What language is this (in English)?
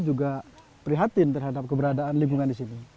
Indonesian